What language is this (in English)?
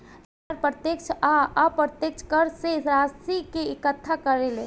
Bhojpuri